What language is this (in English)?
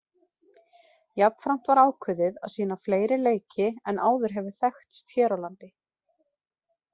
Icelandic